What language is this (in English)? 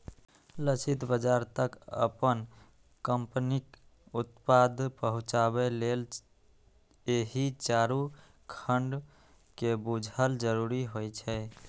Maithili